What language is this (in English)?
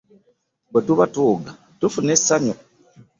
Ganda